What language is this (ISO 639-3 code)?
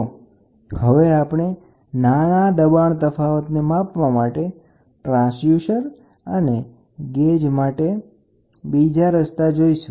guj